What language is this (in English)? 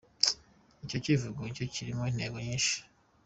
Kinyarwanda